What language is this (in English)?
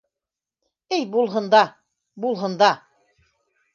Bashkir